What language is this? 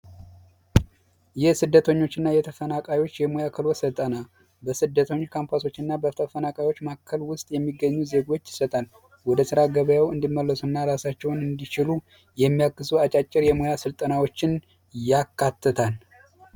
Amharic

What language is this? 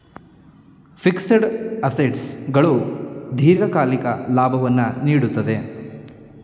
Kannada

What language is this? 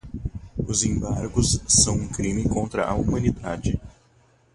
Portuguese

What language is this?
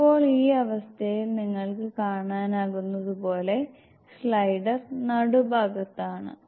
Malayalam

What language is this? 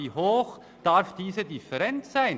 Swiss German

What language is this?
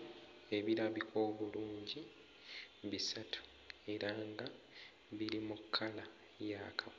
Ganda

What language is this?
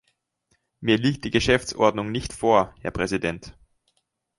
German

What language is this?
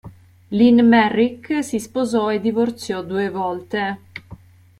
Italian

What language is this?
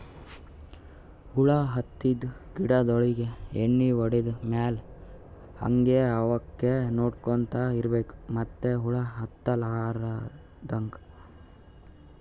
Kannada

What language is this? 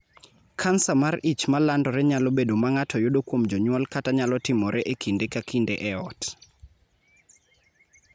Luo (Kenya and Tanzania)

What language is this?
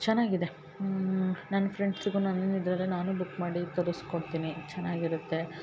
Kannada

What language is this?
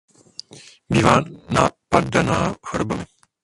Czech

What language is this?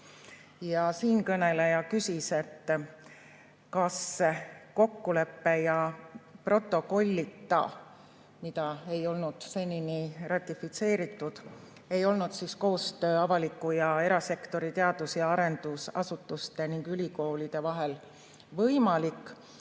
Estonian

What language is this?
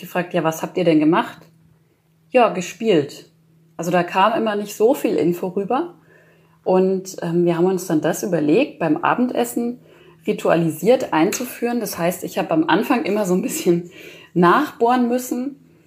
German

